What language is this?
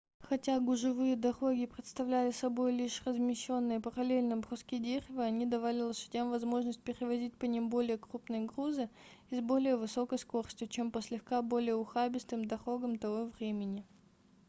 Russian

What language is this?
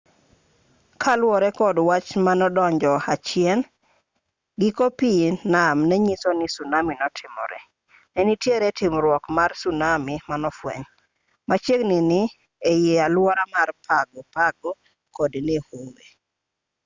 Luo (Kenya and Tanzania)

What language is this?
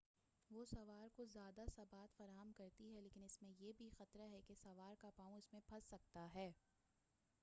Urdu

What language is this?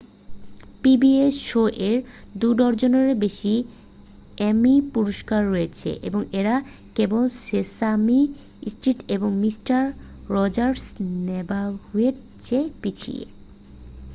Bangla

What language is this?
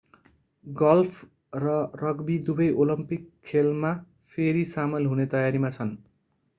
Nepali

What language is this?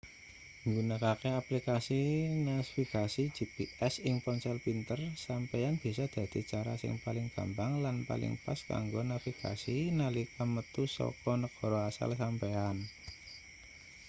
Javanese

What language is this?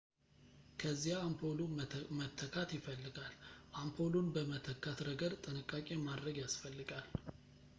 Amharic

